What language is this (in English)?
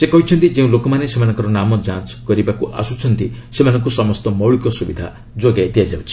Odia